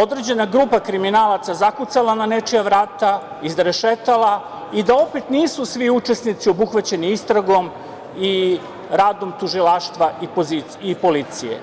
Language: Serbian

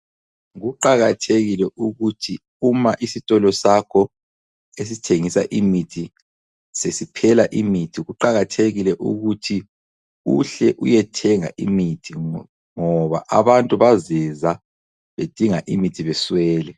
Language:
North Ndebele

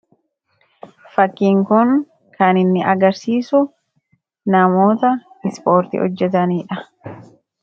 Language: Oromo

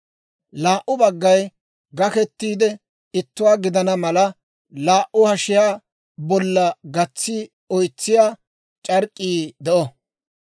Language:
Dawro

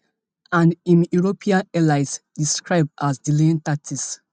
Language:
Nigerian Pidgin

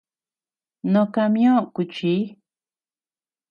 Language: Tepeuxila Cuicatec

